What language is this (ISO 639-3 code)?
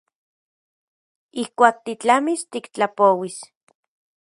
ncx